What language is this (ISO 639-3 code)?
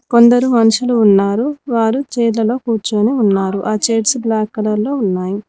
tel